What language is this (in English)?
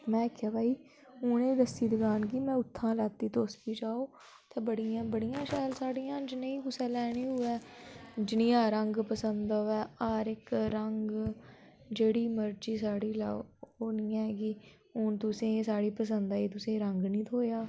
Dogri